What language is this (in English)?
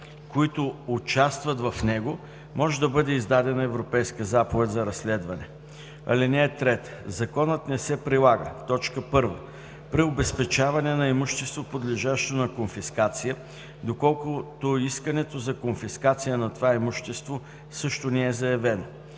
Bulgarian